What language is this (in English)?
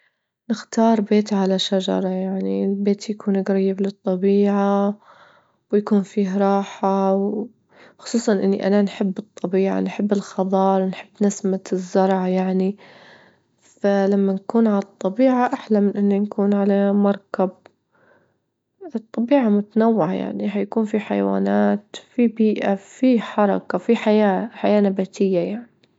Libyan Arabic